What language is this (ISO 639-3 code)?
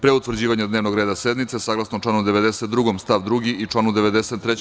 srp